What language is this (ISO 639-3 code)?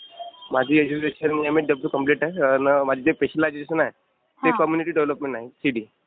mar